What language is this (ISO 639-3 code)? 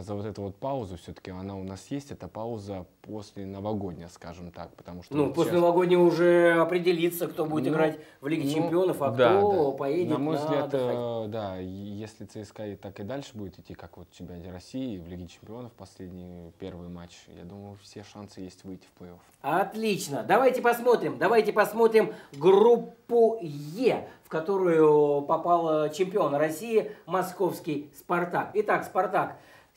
rus